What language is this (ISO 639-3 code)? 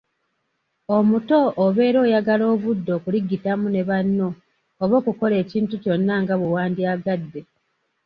lug